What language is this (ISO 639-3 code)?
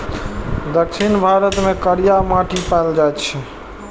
mai